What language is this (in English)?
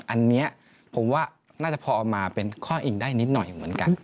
Thai